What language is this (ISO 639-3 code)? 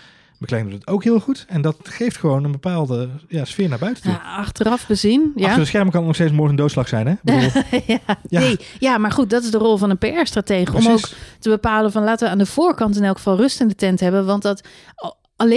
nld